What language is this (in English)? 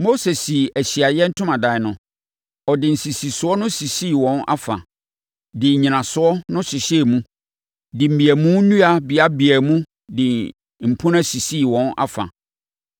Akan